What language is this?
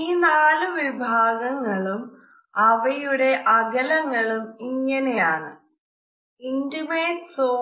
Malayalam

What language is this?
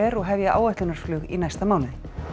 Icelandic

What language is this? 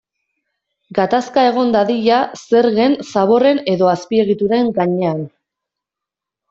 Basque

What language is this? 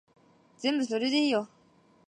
Japanese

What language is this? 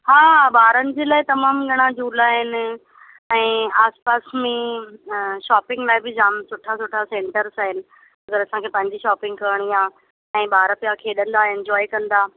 Sindhi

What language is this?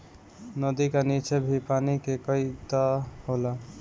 Bhojpuri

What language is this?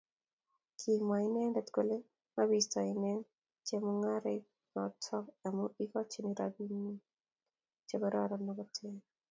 Kalenjin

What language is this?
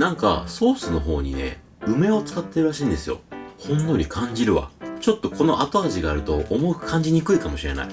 Japanese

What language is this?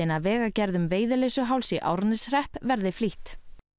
Icelandic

